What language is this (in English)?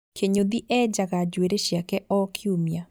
Kikuyu